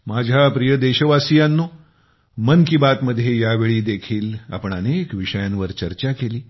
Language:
Marathi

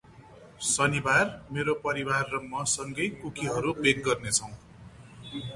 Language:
Nepali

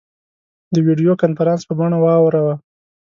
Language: Pashto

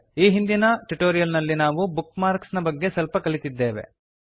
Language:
Kannada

